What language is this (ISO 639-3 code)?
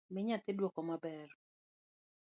luo